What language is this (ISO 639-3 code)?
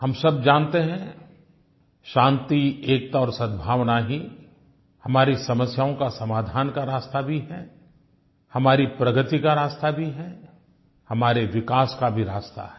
hin